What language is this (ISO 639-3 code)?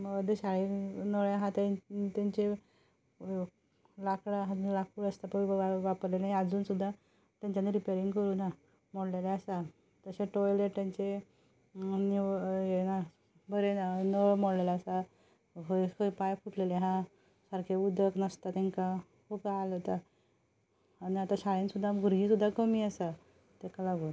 kok